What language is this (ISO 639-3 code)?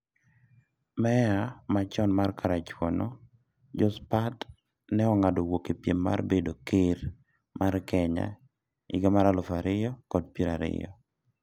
luo